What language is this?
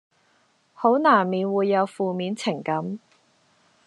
Cantonese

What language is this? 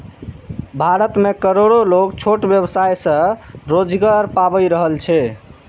Maithili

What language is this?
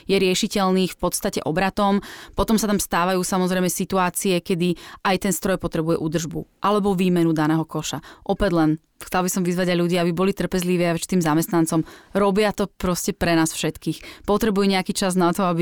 Slovak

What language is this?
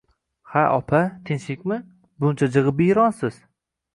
Uzbek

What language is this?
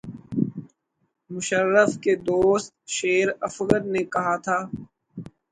Urdu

